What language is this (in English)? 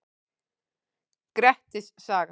Icelandic